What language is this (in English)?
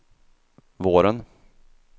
Swedish